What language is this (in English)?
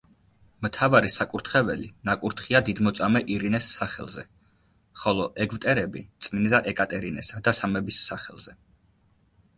Georgian